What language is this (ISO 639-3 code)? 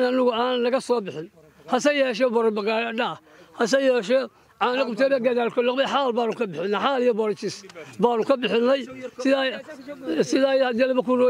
ara